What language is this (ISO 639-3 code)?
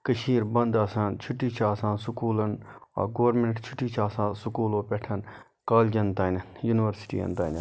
kas